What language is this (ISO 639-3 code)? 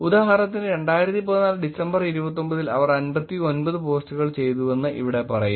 mal